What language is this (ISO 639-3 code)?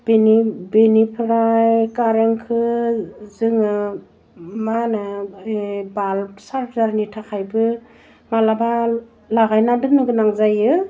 brx